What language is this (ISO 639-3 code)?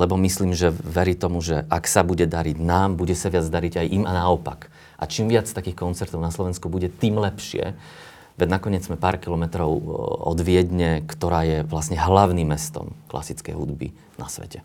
slk